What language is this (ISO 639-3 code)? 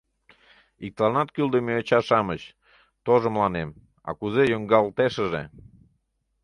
chm